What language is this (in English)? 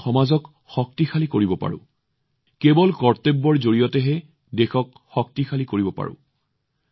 Assamese